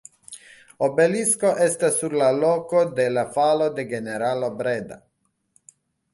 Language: Esperanto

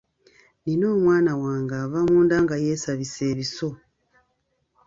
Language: Ganda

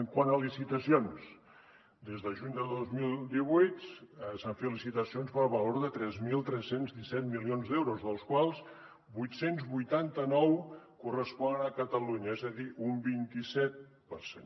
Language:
Catalan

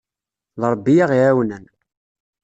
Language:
Kabyle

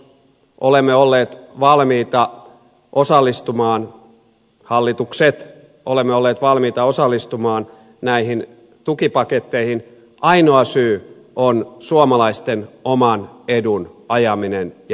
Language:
Finnish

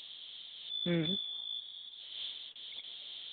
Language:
Santali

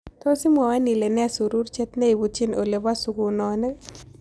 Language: Kalenjin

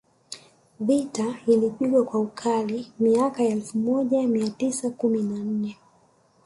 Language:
Swahili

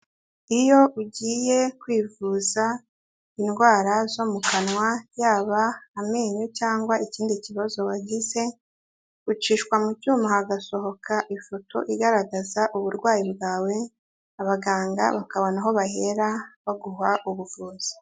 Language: Kinyarwanda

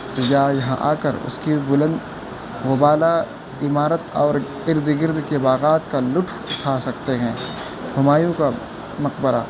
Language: Urdu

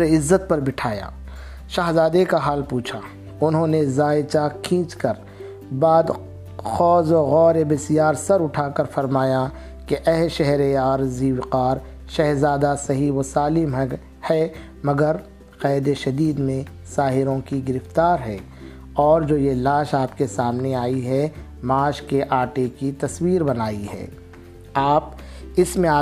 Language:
Urdu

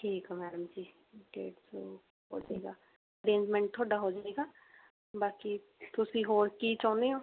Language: Punjabi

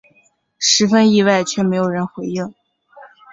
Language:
Chinese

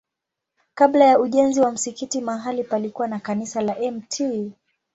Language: Swahili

